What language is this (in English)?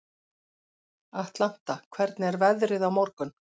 Icelandic